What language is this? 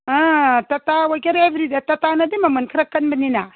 Manipuri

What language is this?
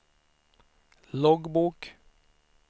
Swedish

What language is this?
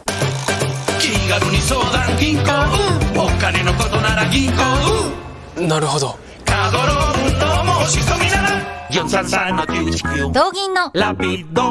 Japanese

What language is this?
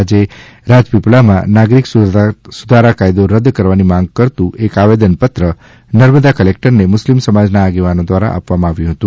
Gujarati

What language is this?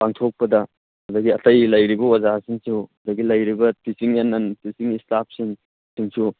Manipuri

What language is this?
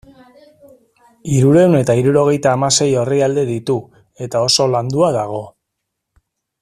Basque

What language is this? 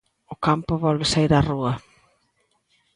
Galician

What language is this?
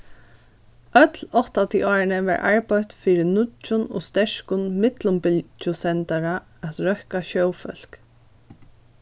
Faroese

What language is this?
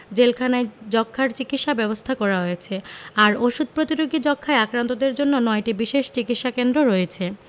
Bangla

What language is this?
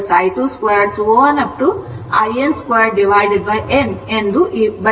Kannada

